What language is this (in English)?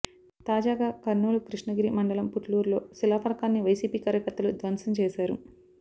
Telugu